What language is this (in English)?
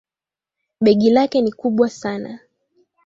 Swahili